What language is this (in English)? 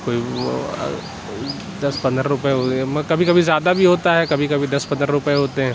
Urdu